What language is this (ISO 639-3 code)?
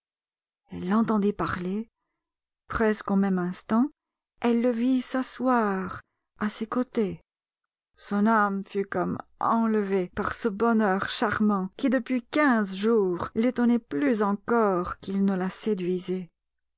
fra